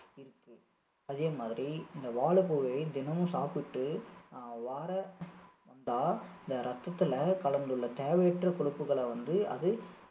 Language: Tamil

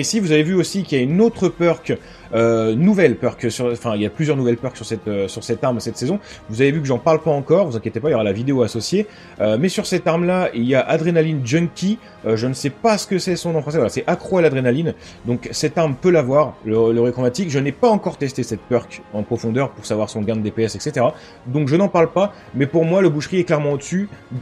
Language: French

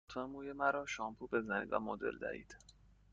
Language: Persian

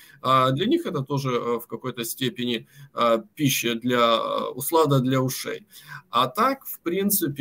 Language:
Russian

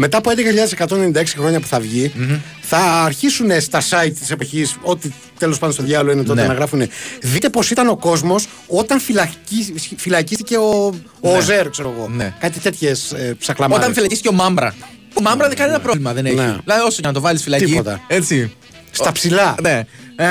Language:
Greek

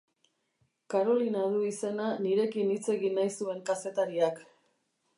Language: Basque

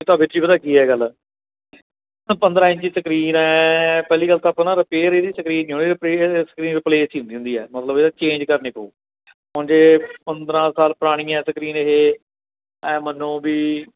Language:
Punjabi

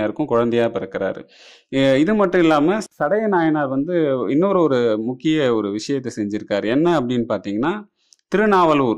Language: Dutch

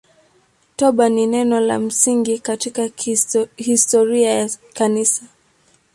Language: Swahili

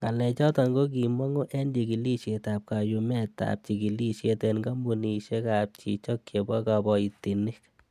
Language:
Kalenjin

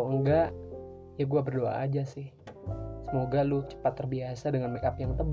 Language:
Indonesian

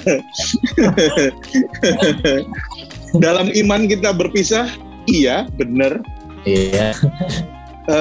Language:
Indonesian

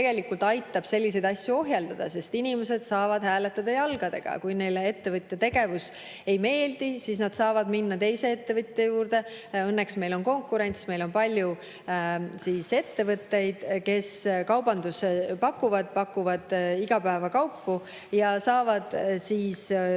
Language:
Estonian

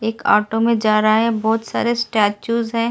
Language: Hindi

